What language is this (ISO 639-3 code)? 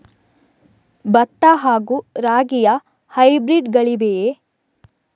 kan